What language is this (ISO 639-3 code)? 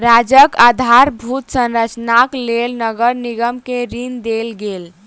mai